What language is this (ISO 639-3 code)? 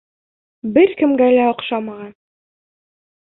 bak